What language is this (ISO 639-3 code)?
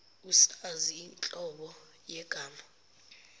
zul